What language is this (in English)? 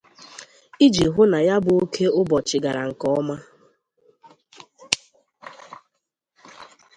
Igbo